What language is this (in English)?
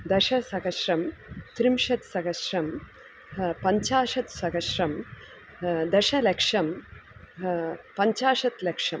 Sanskrit